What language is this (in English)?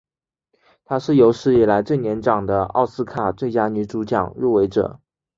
Chinese